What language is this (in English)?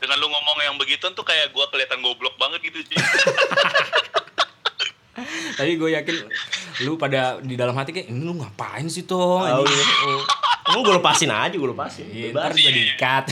Indonesian